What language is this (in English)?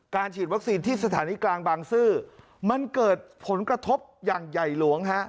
Thai